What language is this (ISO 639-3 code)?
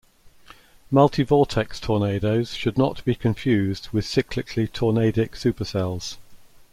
eng